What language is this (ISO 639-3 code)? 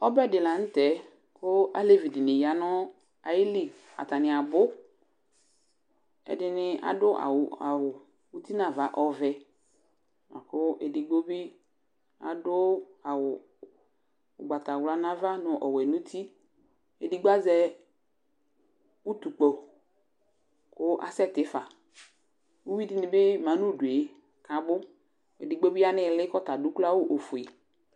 kpo